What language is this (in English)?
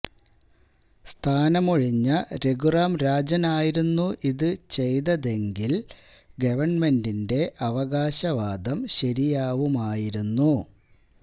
Malayalam